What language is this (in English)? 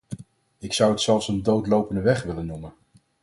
Dutch